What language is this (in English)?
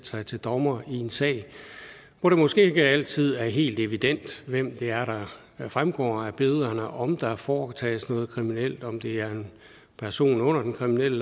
Danish